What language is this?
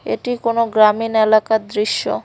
Bangla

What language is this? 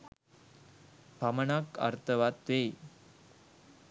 Sinhala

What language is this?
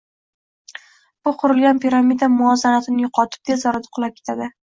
Uzbek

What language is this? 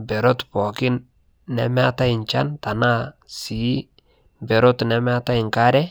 Masai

